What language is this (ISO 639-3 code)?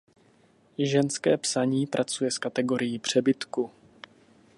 ces